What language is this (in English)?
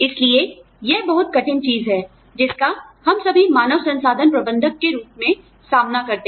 Hindi